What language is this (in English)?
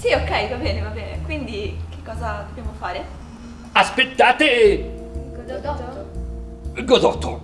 Italian